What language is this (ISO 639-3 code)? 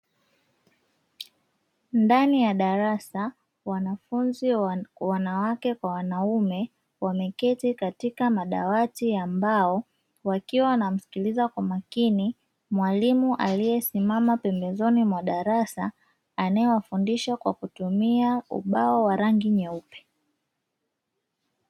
swa